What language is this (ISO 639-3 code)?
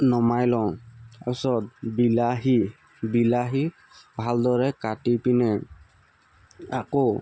asm